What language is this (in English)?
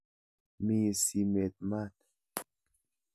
Kalenjin